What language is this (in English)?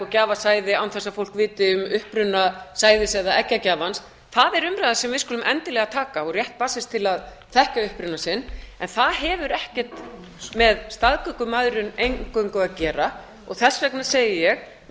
Icelandic